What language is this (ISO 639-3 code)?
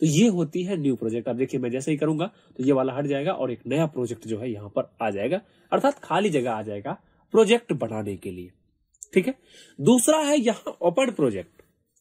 hin